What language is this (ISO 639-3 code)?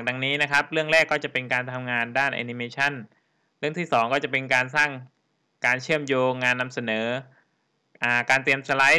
tha